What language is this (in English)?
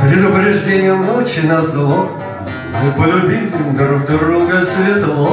Russian